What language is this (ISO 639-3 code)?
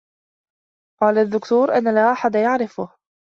ara